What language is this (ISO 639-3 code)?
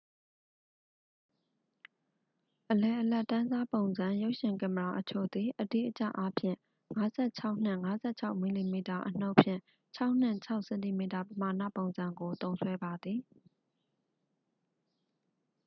mya